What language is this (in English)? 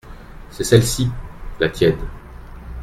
French